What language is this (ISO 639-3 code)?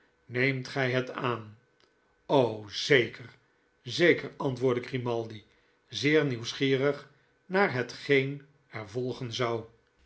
nld